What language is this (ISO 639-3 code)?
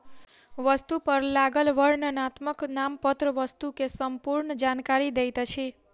mai